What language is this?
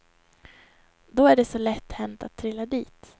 Swedish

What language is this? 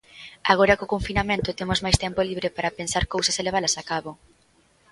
Galician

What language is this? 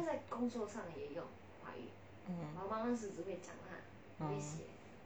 English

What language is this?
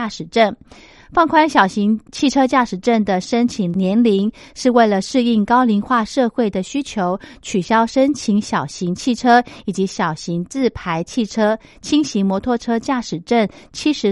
Chinese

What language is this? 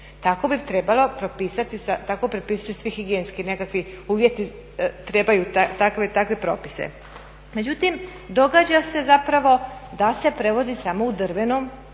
Croatian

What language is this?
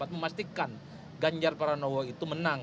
Indonesian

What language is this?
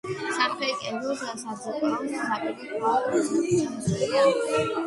Georgian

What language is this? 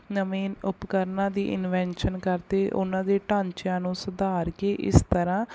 Punjabi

